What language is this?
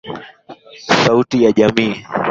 Swahili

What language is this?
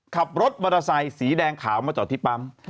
Thai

